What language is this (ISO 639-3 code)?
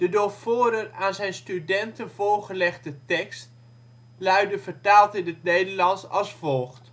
nld